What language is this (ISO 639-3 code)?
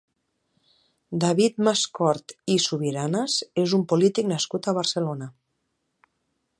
cat